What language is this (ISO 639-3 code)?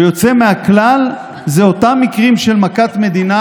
heb